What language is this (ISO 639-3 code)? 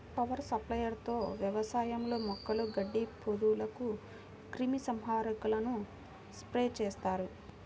tel